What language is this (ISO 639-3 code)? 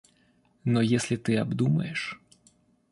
rus